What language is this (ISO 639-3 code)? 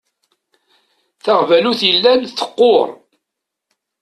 kab